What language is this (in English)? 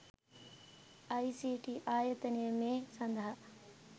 Sinhala